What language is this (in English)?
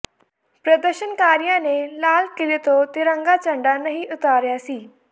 Punjabi